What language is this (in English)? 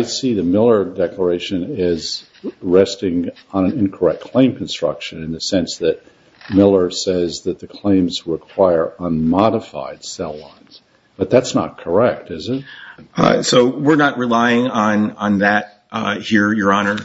English